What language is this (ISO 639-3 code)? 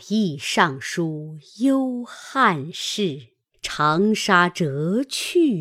zho